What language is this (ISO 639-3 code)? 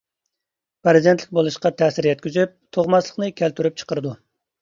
uig